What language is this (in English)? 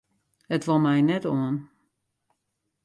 Western Frisian